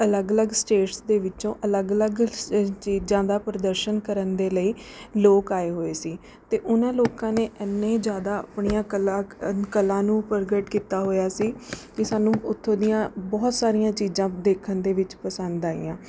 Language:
Punjabi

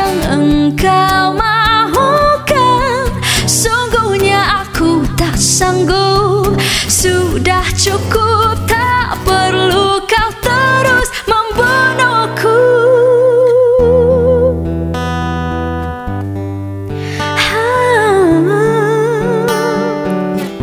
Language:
Malay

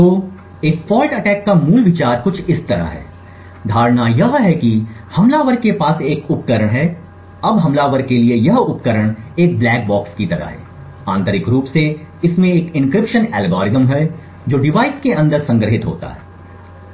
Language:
Hindi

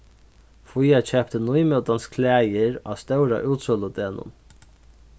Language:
Faroese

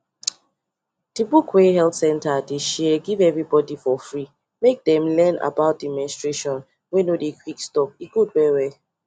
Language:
Nigerian Pidgin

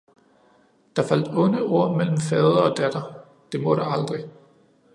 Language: Danish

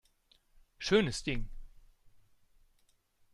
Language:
German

